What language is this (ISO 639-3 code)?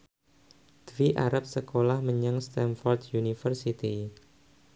jav